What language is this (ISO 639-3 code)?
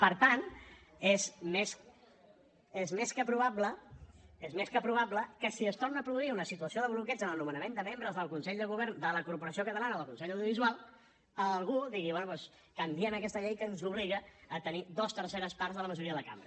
cat